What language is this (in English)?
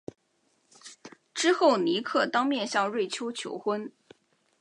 Chinese